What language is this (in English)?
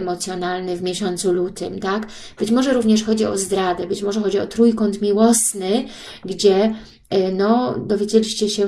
Polish